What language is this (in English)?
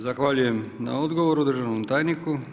Croatian